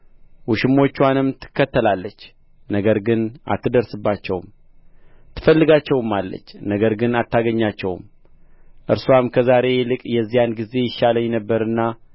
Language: Amharic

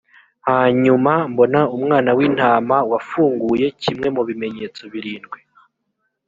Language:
Kinyarwanda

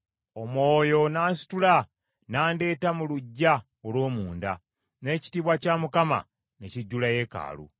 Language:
Ganda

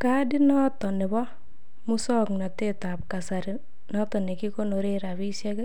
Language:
Kalenjin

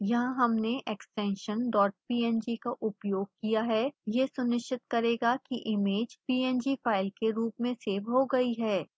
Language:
Hindi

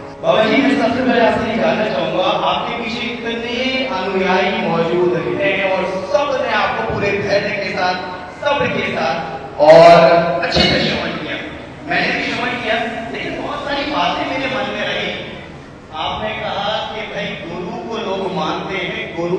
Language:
Hindi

